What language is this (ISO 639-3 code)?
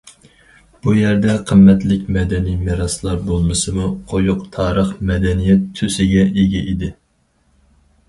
uig